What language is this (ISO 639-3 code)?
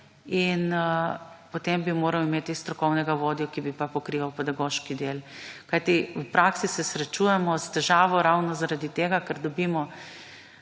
slv